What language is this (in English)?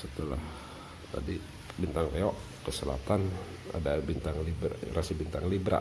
Indonesian